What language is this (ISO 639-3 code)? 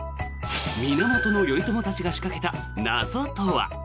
jpn